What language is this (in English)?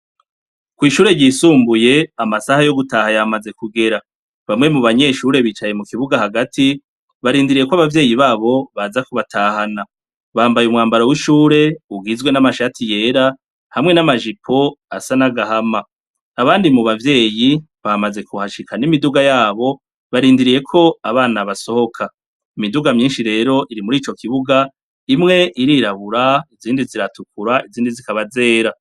Rundi